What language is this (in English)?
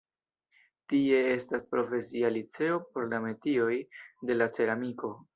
Esperanto